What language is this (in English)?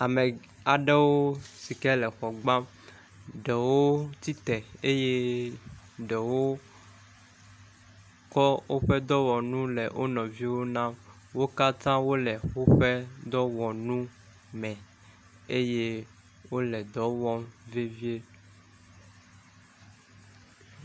Ewe